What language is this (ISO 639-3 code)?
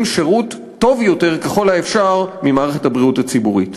heb